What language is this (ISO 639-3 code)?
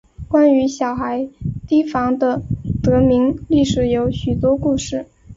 zho